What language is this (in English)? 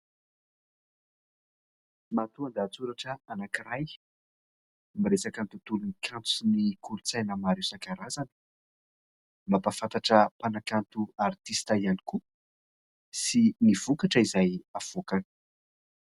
Malagasy